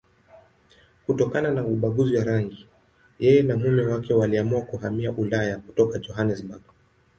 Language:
Swahili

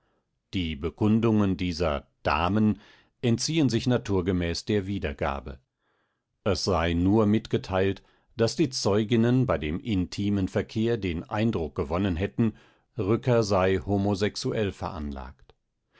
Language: German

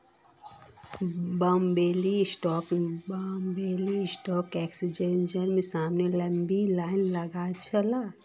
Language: Magahi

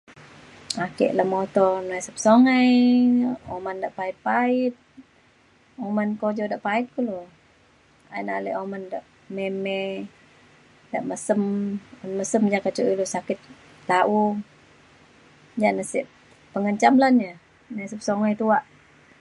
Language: Mainstream Kenyah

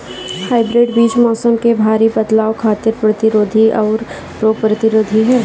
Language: Bhojpuri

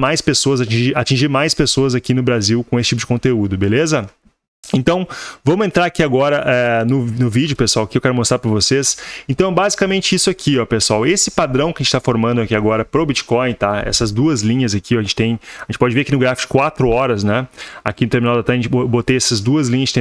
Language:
Portuguese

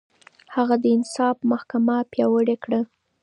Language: Pashto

